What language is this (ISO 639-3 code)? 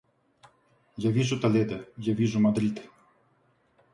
rus